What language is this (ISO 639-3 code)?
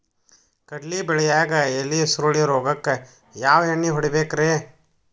kan